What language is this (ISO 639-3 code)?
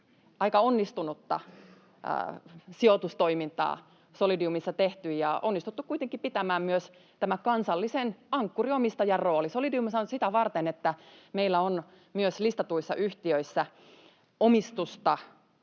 fin